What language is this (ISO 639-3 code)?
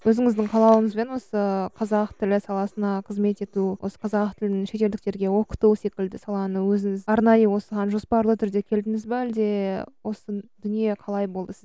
kaz